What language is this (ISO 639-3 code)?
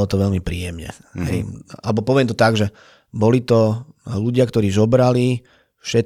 slk